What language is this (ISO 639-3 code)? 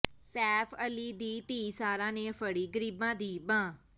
pan